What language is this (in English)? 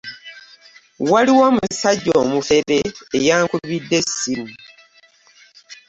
Ganda